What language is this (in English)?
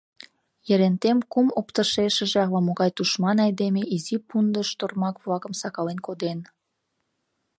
Mari